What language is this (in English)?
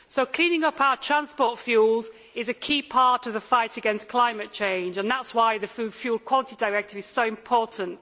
English